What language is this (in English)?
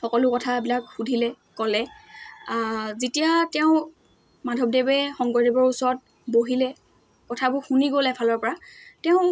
Assamese